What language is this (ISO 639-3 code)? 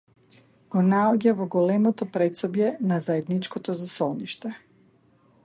mkd